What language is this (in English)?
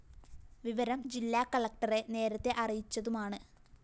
Malayalam